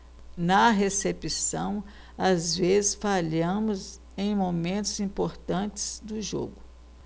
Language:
Portuguese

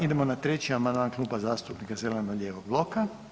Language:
Croatian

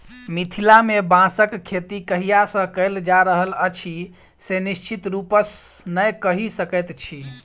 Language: Maithili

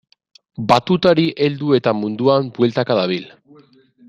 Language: Basque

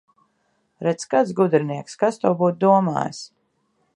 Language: Latvian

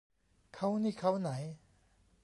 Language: Thai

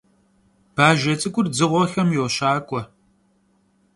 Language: Kabardian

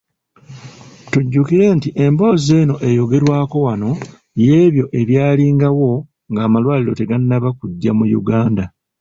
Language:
Ganda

